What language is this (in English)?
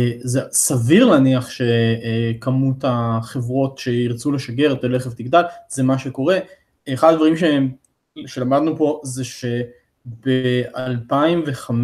Hebrew